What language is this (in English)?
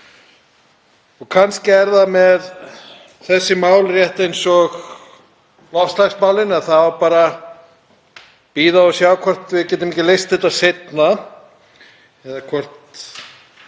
Icelandic